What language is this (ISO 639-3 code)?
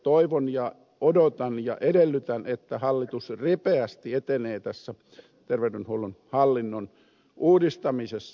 fin